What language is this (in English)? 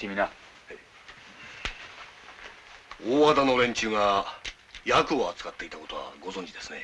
Japanese